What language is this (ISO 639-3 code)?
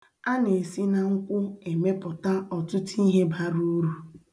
ibo